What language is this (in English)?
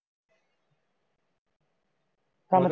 Punjabi